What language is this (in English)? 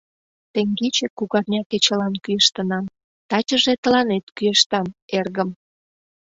Mari